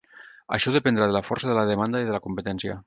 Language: Catalan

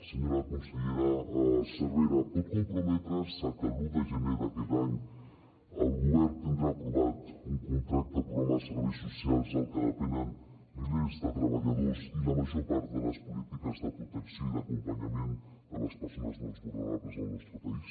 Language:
Catalan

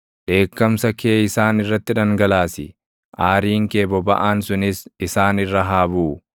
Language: Oromo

